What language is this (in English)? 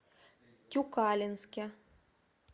Russian